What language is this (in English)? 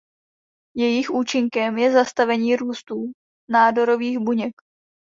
Czech